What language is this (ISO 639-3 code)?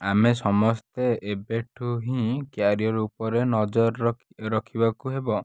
ori